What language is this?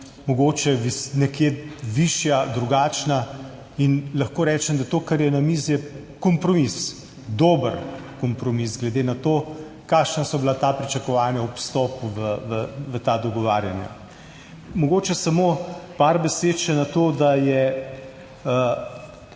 Slovenian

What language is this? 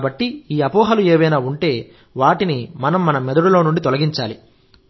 Telugu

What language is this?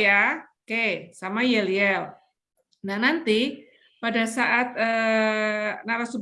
Indonesian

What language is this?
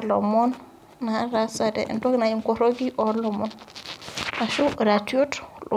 Masai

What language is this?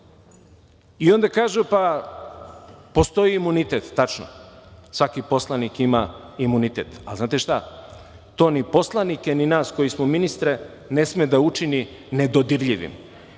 Serbian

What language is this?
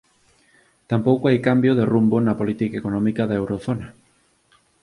Galician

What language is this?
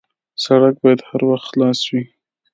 Pashto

